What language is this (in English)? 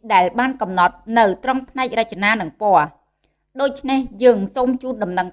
Vietnamese